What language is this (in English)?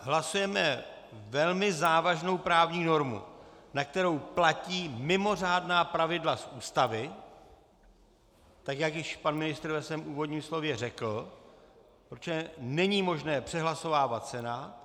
Czech